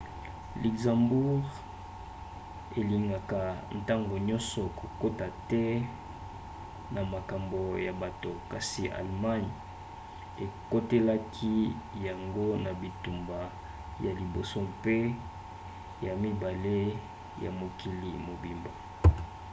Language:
Lingala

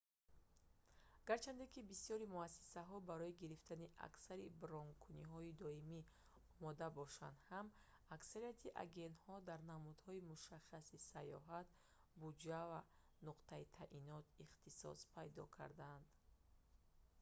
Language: Tajik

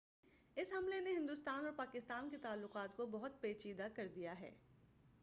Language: Urdu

